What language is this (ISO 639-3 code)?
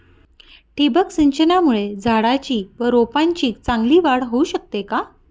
mar